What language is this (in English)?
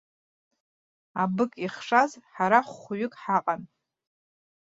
Abkhazian